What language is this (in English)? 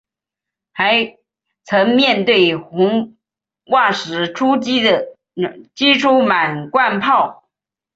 Chinese